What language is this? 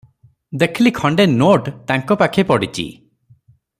Odia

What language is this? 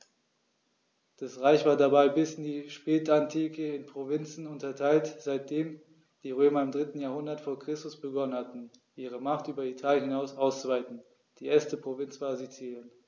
German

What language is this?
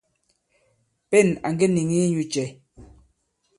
Bankon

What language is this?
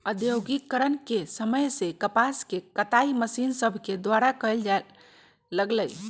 Magahi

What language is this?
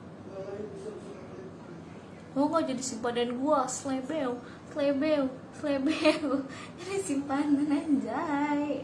Indonesian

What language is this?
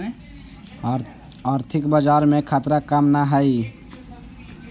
Magahi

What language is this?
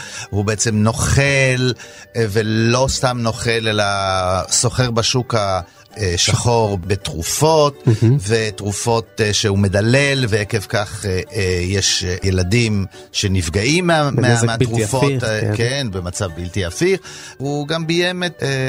Hebrew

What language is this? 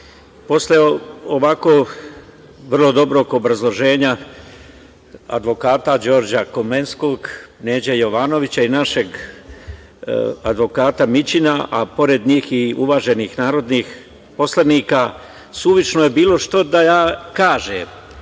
Serbian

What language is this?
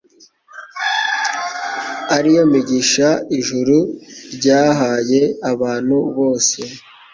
Kinyarwanda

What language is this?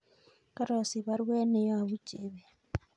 Kalenjin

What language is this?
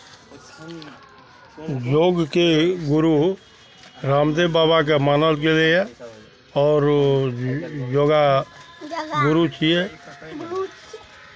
Maithili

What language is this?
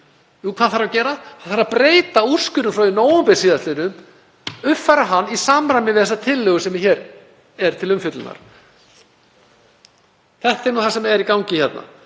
Icelandic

